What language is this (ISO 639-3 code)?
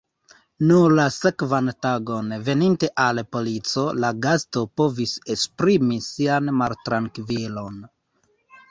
epo